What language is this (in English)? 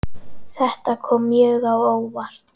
Icelandic